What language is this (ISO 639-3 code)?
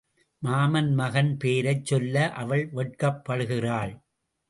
tam